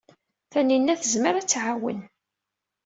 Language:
Kabyle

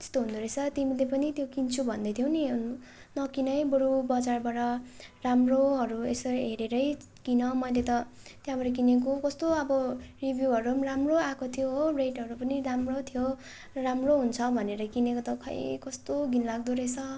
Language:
Nepali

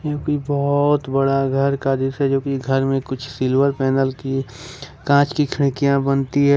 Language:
Hindi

